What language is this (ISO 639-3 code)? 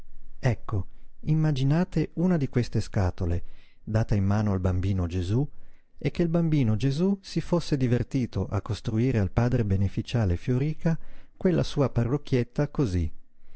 ita